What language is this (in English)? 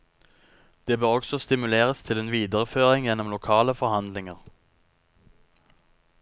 Norwegian